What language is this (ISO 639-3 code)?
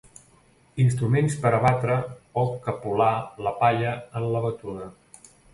cat